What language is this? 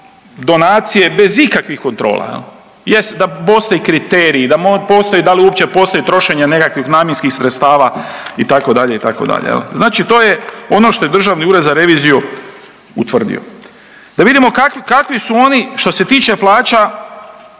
Croatian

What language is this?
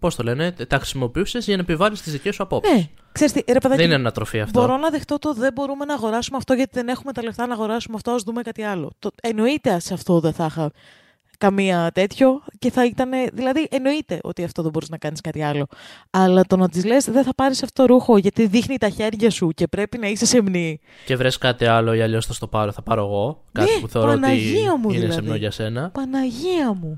Greek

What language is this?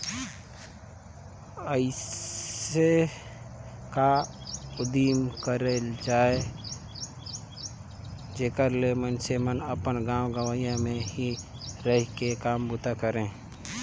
Chhattisgarhi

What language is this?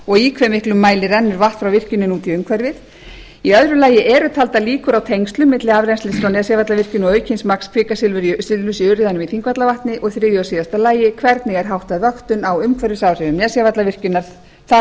Icelandic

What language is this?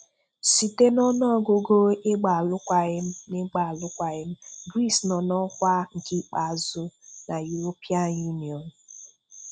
Igbo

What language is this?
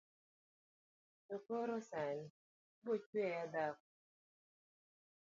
Luo (Kenya and Tanzania)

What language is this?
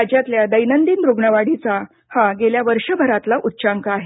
Marathi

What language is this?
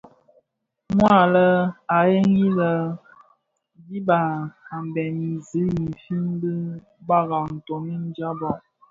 Bafia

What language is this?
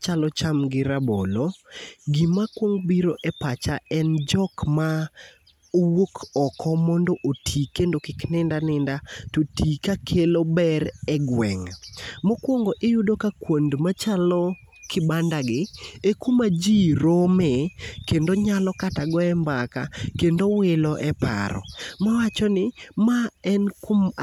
Luo (Kenya and Tanzania)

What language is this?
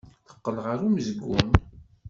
Kabyle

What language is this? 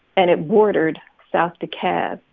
English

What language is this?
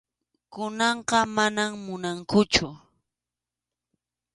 Arequipa-La Unión Quechua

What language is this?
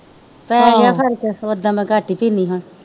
Punjabi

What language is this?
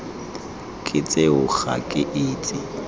Tswana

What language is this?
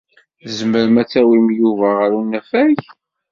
Kabyle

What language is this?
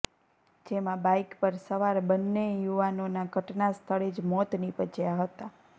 Gujarati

